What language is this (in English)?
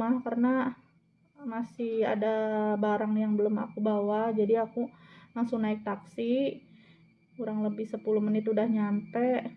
Indonesian